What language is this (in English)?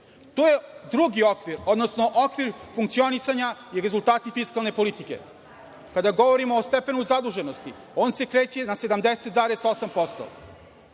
Serbian